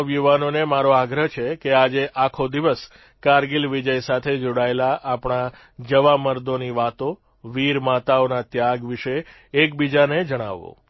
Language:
Gujarati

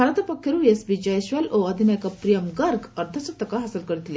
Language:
Odia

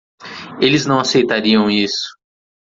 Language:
Portuguese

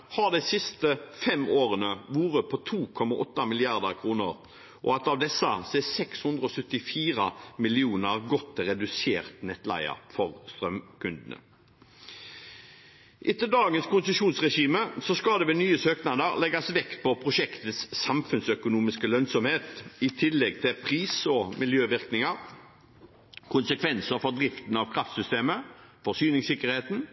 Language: Norwegian Bokmål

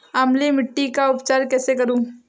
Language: Hindi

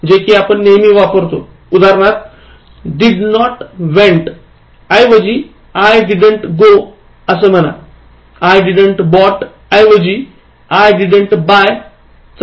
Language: Marathi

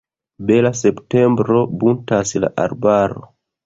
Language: Esperanto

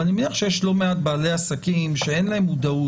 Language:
Hebrew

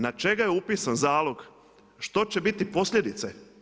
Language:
Croatian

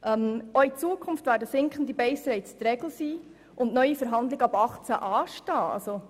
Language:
Swiss German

